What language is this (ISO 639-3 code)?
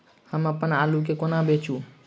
mai